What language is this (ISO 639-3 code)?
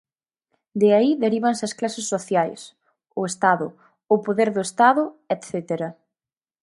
glg